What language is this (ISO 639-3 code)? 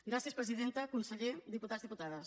cat